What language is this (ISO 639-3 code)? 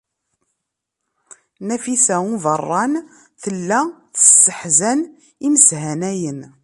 kab